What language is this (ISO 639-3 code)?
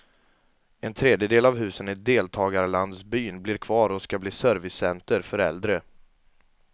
swe